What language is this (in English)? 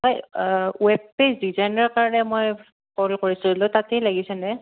Assamese